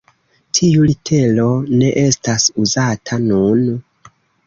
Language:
Esperanto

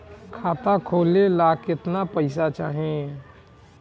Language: Bhojpuri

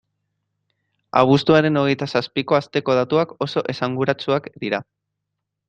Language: Basque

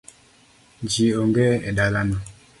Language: Luo (Kenya and Tanzania)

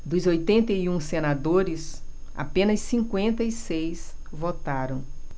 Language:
Portuguese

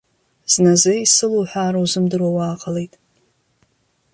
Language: Abkhazian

